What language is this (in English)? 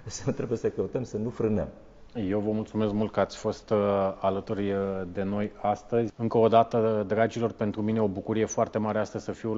Romanian